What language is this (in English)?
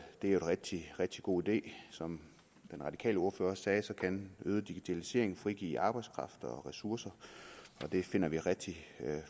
Danish